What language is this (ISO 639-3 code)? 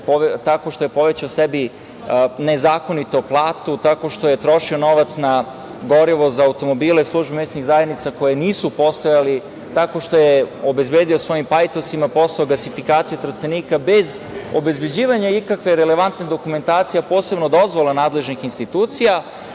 srp